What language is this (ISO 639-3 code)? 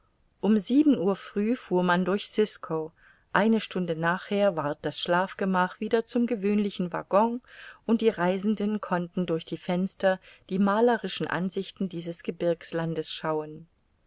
deu